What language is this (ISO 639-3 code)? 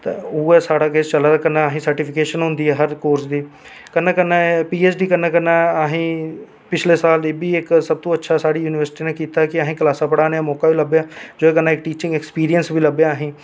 doi